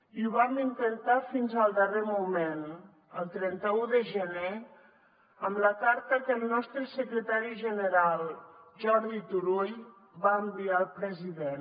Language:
Catalan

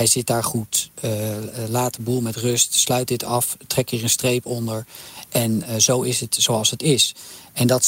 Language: Dutch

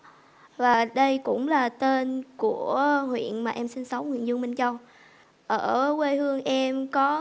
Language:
Vietnamese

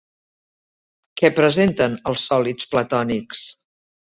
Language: Catalan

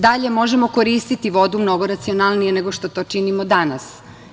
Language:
Serbian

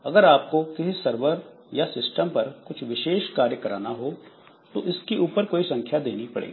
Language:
Hindi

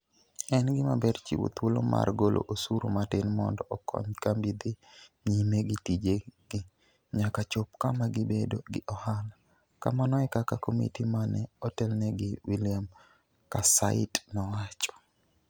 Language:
Luo (Kenya and Tanzania)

